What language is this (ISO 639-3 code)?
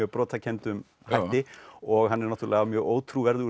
isl